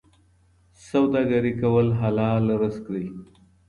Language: Pashto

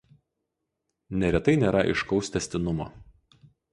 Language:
Lithuanian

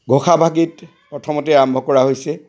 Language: Assamese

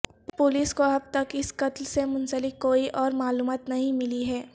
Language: Urdu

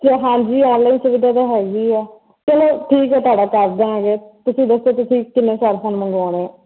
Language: Punjabi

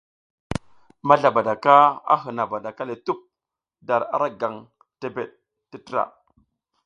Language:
South Giziga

